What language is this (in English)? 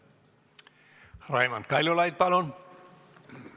Estonian